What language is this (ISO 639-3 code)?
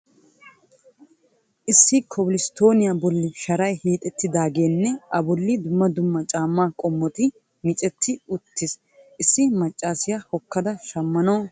wal